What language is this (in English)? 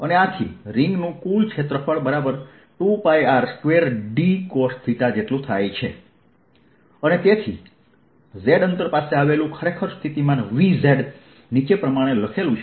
Gujarati